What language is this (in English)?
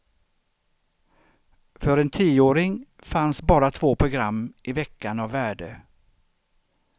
Swedish